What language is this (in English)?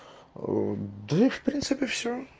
Russian